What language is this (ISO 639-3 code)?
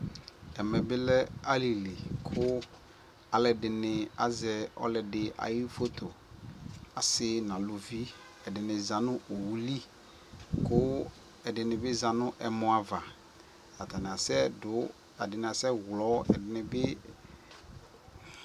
kpo